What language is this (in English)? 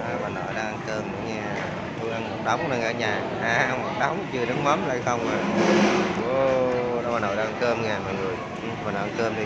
Vietnamese